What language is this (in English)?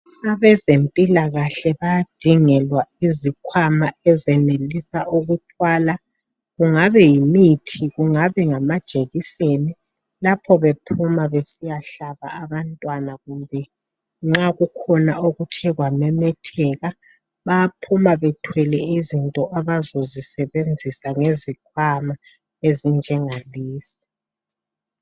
North Ndebele